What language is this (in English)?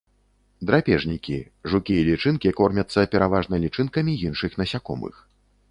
Belarusian